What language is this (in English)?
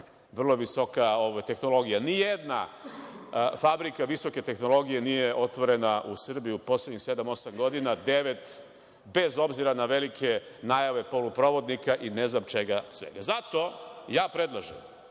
Serbian